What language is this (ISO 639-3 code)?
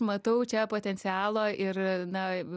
lit